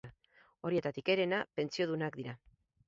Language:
Basque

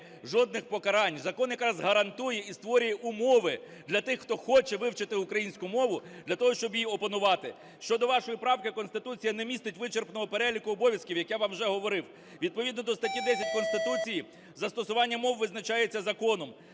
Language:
Ukrainian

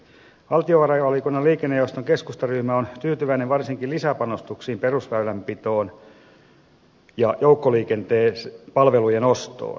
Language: Finnish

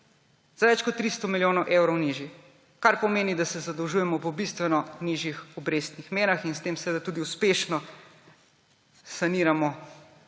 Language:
Slovenian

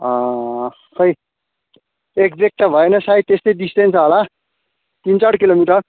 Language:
Nepali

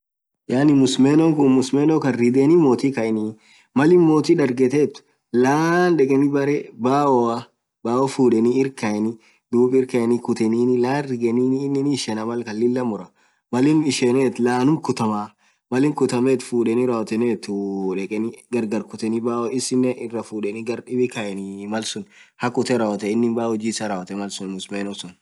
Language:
Orma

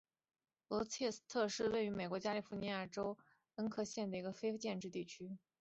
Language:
Chinese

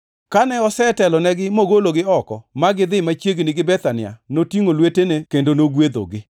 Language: Luo (Kenya and Tanzania)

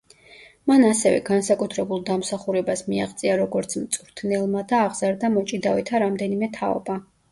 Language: Georgian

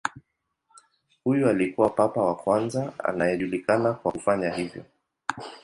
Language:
Swahili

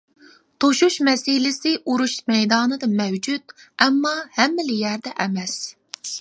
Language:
Uyghur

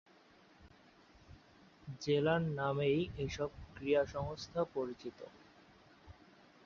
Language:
Bangla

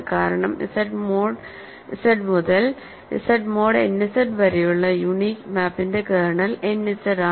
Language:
Malayalam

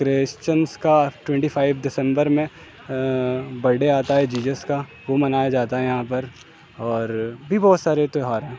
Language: Urdu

